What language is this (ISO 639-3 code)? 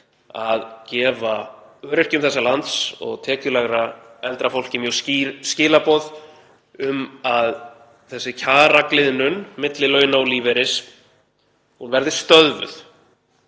isl